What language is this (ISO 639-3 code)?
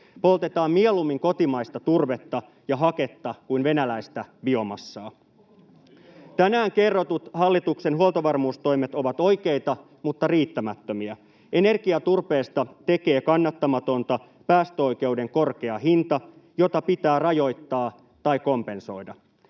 fin